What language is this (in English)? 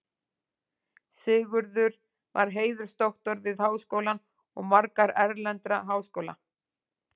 Icelandic